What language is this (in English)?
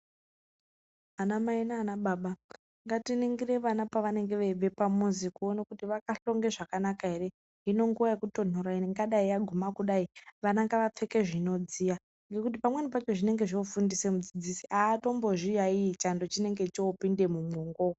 Ndau